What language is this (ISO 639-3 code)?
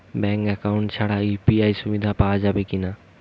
ben